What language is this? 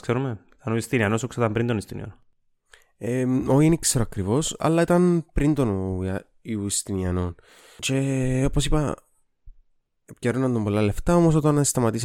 Greek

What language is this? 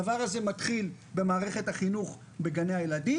Hebrew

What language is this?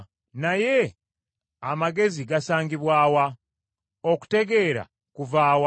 Ganda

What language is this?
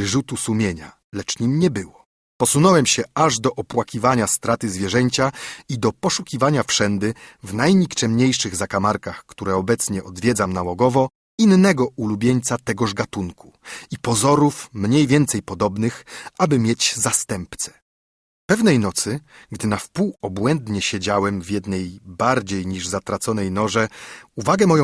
Polish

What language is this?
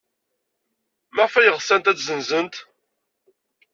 Kabyle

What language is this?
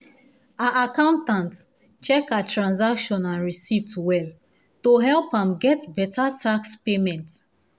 Nigerian Pidgin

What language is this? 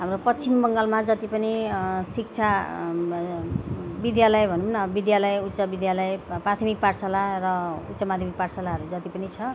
Nepali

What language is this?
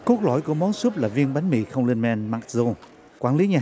Vietnamese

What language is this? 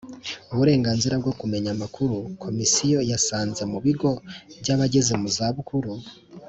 Kinyarwanda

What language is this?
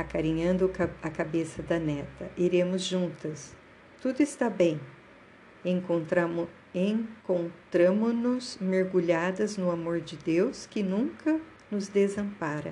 Portuguese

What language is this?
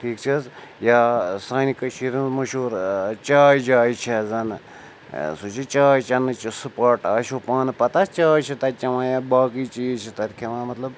Kashmiri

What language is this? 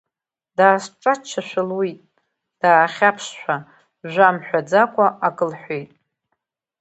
Abkhazian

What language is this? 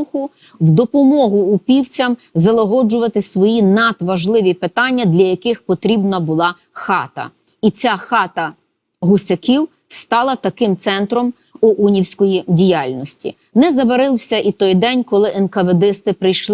Ukrainian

